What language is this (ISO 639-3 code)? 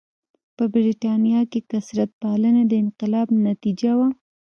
pus